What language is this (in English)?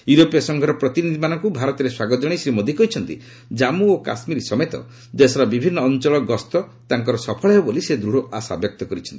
Odia